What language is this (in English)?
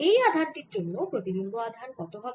Bangla